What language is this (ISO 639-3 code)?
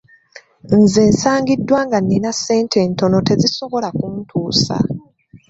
lug